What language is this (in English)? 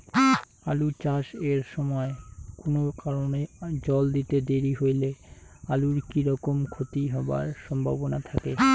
Bangla